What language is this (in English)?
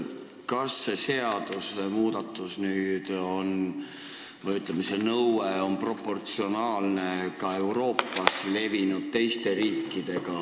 Estonian